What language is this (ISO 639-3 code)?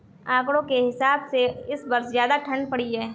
hin